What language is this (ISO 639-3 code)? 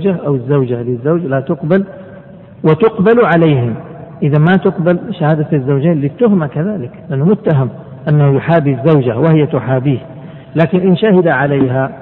ara